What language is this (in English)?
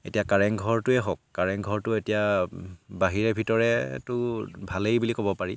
Assamese